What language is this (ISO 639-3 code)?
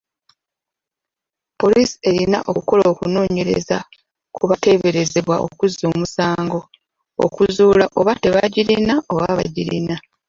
lug